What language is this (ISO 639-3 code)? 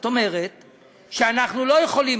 heb